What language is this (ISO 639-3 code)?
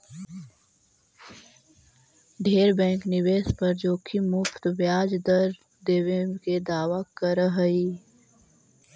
mag